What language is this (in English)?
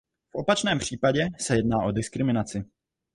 Czech